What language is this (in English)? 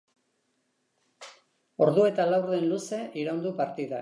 Basque